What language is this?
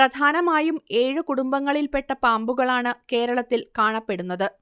Malayalam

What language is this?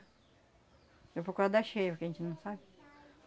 Portuguese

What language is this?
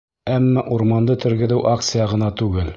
Bashkir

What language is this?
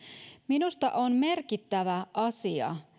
Finnish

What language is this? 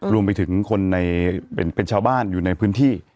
Thai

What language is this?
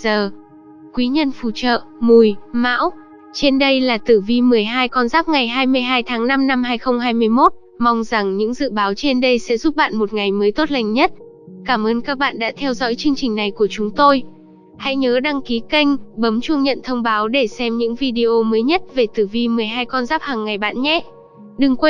Vietnamese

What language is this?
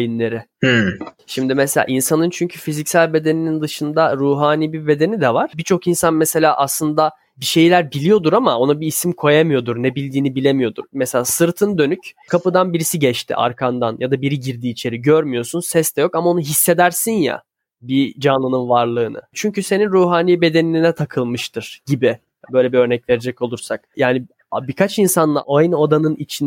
Turkish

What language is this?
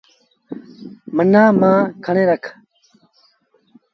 Sindhi Bhil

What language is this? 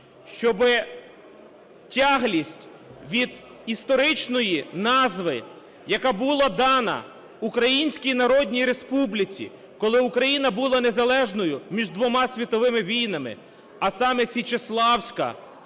Ukrainian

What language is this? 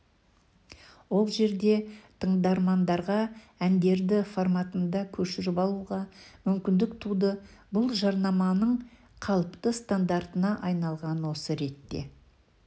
Kazakh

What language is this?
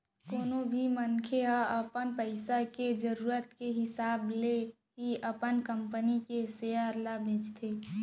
Chhattisgarhi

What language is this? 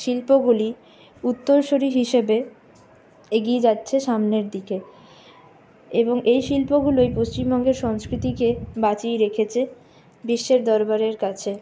Bangla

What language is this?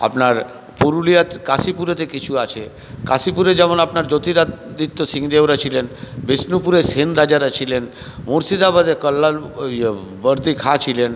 Bangla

